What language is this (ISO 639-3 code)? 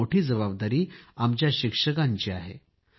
mar